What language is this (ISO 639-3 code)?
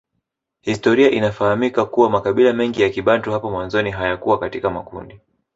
swa